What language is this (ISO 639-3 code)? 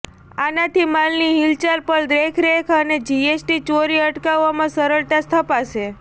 guj